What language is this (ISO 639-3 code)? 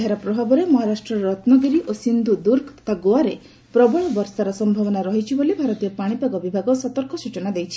ori